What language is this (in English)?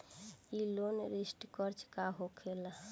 Bhojpuri